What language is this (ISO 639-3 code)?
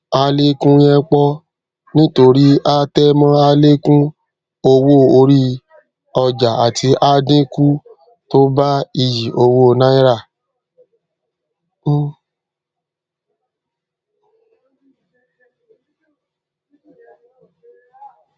yor